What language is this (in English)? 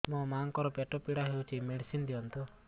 Odia